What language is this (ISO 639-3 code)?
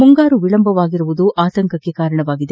kan